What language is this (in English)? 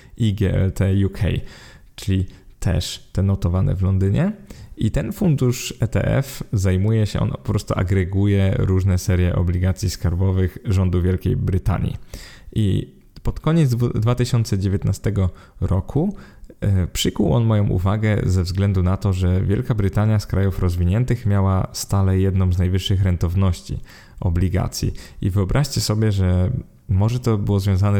Polish